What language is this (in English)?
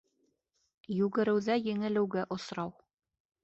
Bashkir